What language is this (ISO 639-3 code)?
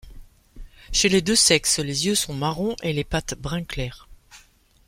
fra